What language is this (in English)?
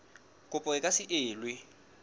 Southern Sotho